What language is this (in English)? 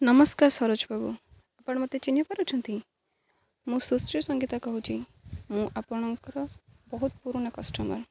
Odia